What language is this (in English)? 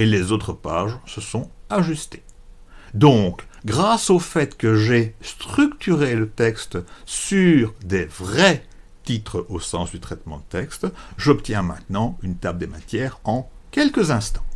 French